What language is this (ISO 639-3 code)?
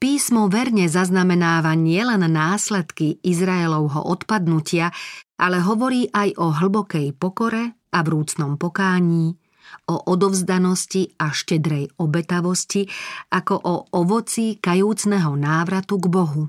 slk